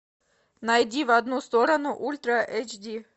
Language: Russian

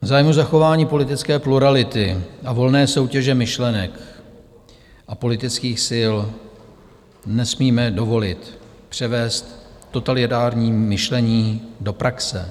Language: Czech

